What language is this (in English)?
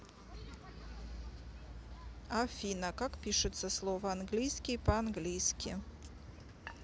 Russian